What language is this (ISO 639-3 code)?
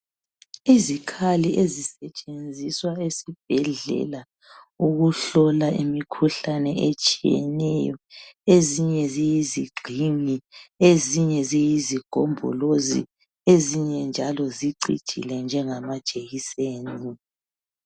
nde